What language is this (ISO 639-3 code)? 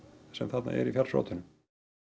isl